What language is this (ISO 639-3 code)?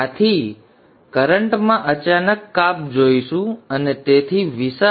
guj